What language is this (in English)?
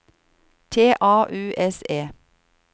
Norwegian